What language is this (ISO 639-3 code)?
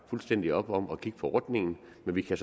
dan